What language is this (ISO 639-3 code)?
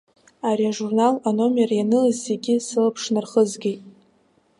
abk